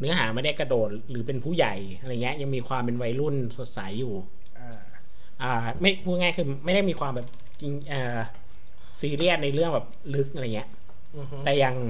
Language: Thai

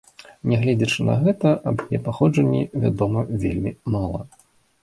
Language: Belarusian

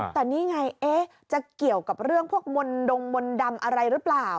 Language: Thai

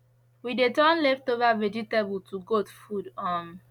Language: Nigerian Pidgin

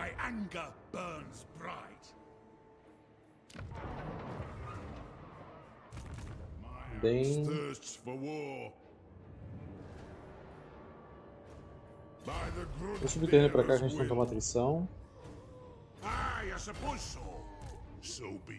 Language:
Portuguese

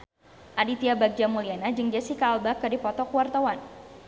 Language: Sundanese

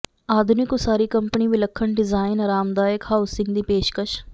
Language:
Punjabi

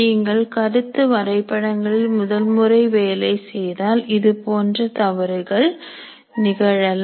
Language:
Tamil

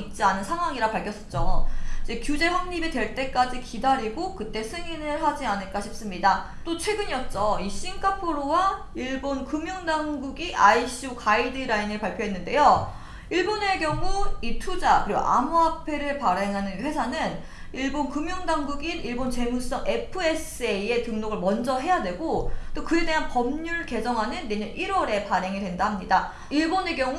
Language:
Korean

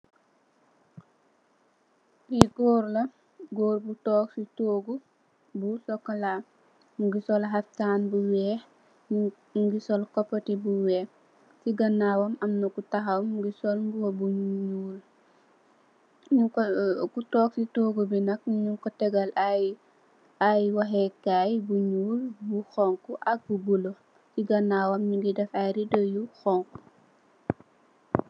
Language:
Wolof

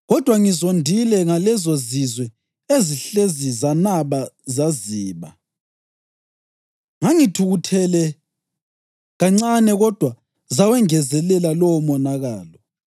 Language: North Ndebele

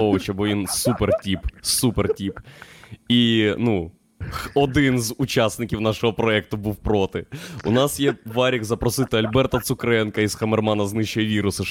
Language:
Ukrainian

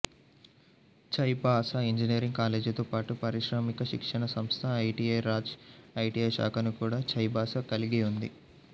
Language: Telugu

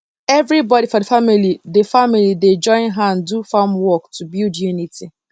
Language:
Nigerian Pidgin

